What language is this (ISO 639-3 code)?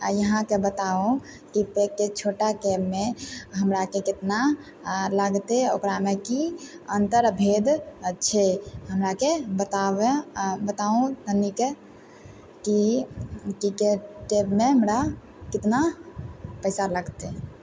mai